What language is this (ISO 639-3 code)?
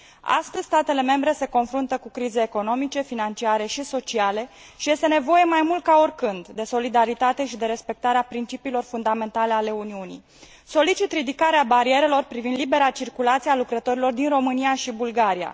ron